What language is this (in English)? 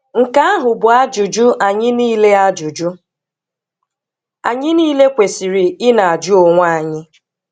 Igbo